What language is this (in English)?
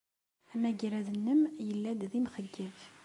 Kabyle